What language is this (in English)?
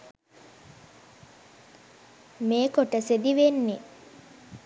Sinhala